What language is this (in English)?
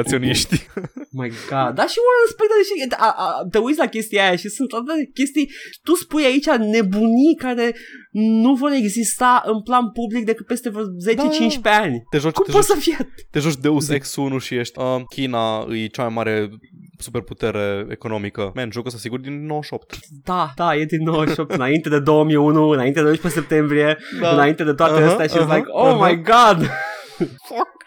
Romanian